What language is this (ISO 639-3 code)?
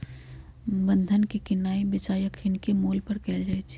mag